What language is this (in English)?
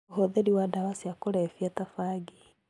Kikuyu